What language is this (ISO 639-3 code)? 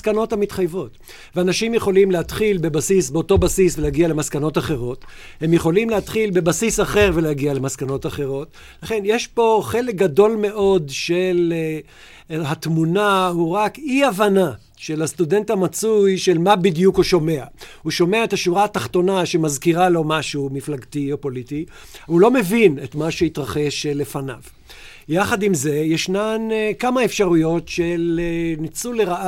heb